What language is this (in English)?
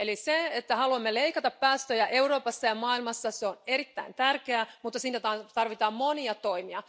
Finnish